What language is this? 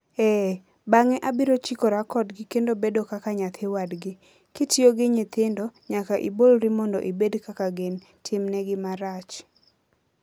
Luo (Kenya and Tanzania)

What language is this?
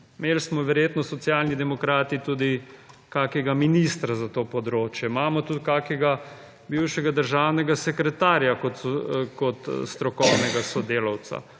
Slovenian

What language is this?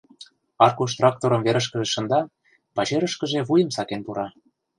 Mari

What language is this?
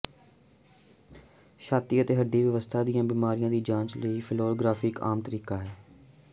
Punjabi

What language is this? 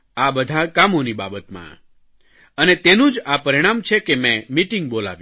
Gujarati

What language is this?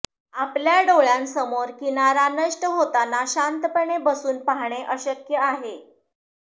Marathi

